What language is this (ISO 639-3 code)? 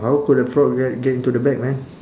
eng